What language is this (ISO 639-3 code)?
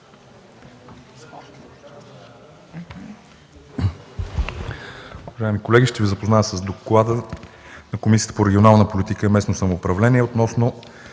bul